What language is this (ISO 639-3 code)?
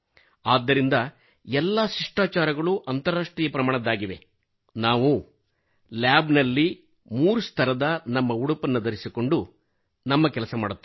kan